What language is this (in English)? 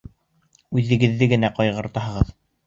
Bashkir